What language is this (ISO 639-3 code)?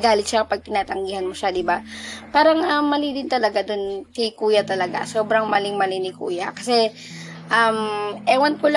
fil